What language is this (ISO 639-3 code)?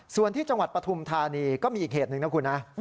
tha